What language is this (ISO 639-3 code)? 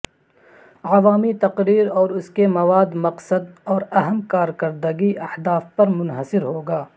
urd